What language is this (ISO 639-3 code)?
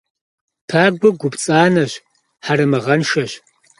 kbd